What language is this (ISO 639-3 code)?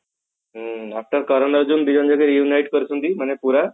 ori